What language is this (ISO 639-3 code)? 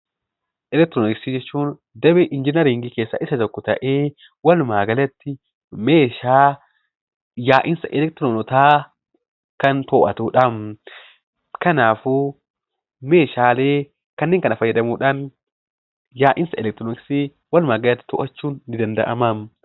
orm